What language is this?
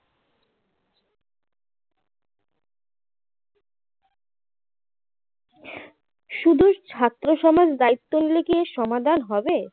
Bangla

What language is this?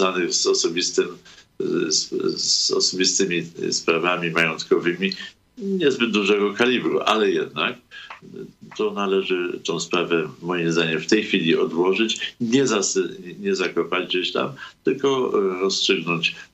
Polish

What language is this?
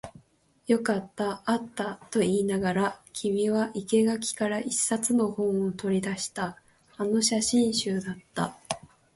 Japanese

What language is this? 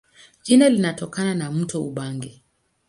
Swahili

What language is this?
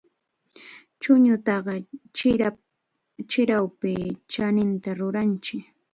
Arequipa-La Unión Quechua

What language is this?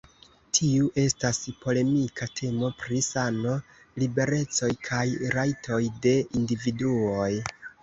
Esperanto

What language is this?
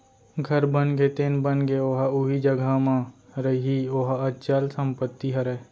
Chhattisgarhi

